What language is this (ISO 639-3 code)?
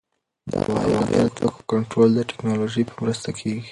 pus